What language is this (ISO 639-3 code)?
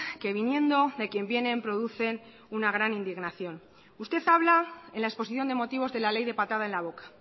spa